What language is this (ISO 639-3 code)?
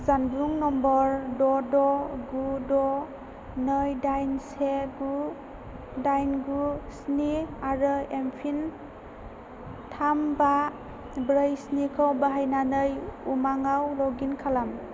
brx